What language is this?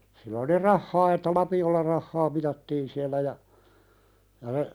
Finnish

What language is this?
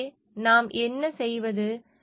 Tamil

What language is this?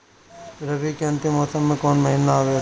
Bhojpuri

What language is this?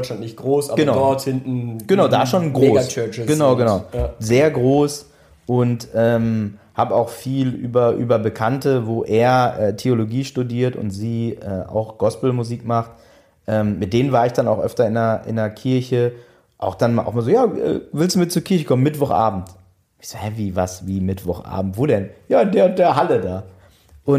German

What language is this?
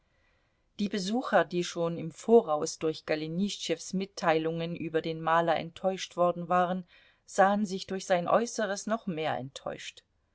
German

